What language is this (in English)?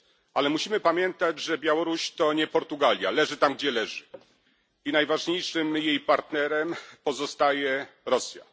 Polish